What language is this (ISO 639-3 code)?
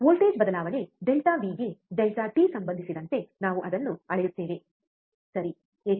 kan